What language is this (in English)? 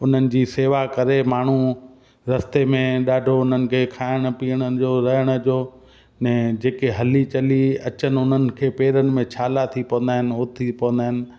Sindhi